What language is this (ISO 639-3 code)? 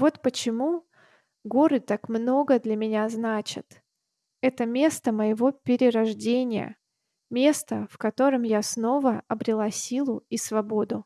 rus